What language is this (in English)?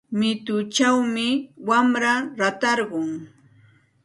Santa Ana de Tusi Pasco Quechua